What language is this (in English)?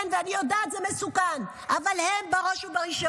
Hebrew